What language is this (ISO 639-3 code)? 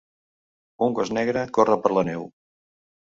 cat